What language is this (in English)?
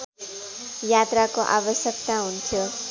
Nepali